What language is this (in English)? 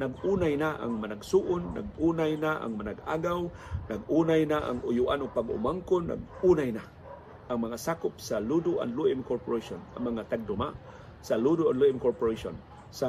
Filipino